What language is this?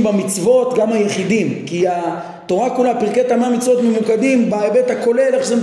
Hebrew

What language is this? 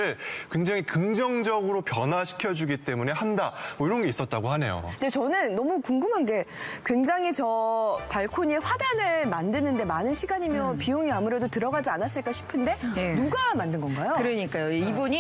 Korean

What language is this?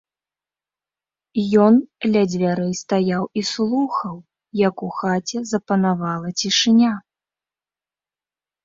Belarusian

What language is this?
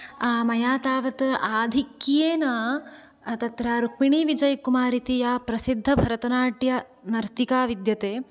Sanskrit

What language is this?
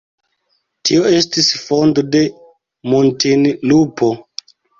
Esperanto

